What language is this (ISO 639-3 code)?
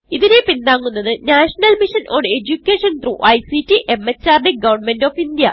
mal